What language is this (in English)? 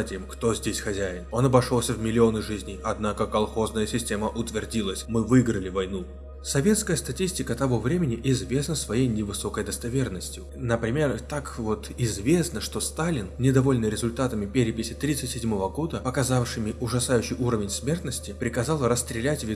Russian